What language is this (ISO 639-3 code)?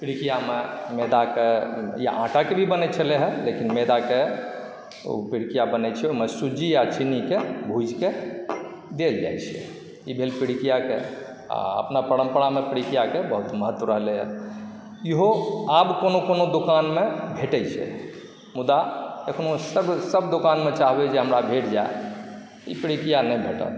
mai